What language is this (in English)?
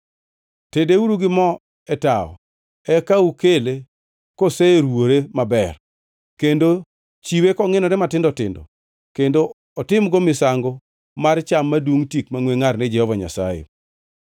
Luo (Kenya and Tanzania)